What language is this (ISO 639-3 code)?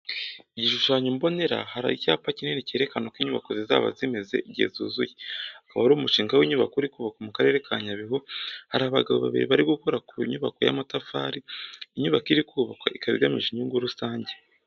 kin